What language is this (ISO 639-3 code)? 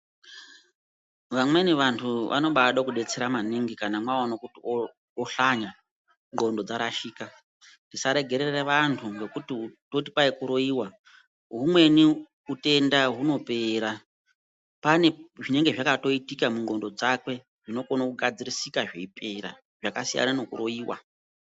ndc